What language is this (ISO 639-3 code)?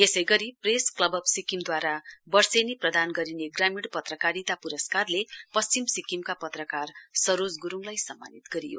nep